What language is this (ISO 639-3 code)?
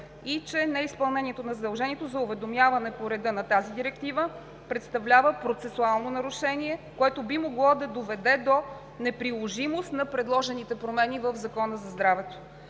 bul